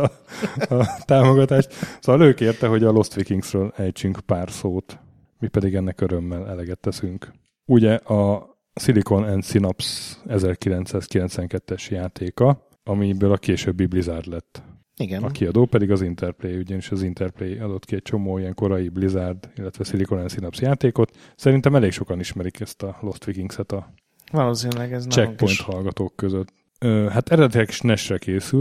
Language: Hungarian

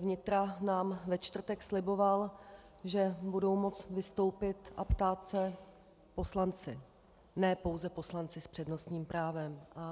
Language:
Czech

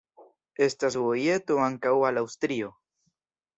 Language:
Esperanto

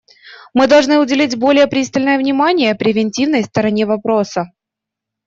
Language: Russian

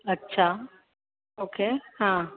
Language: Sindhi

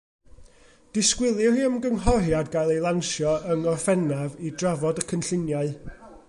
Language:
Welsh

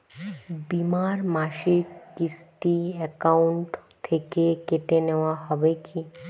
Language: Bangla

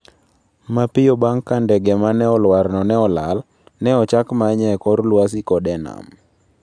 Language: Luo (Kenya and Tanzania)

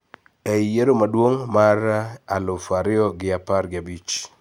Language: Luo (Kenya and Tanzania)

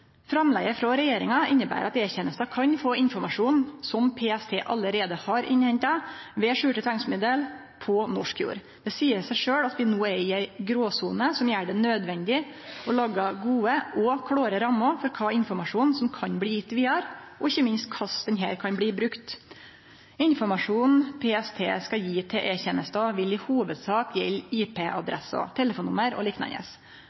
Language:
Norwegian Nynorsk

